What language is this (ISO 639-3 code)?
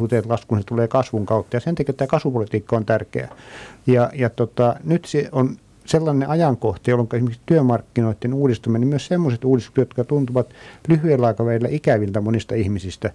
fin